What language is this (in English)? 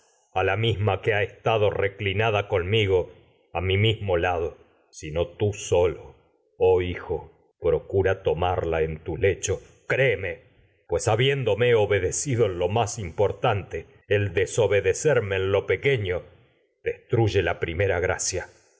Spanish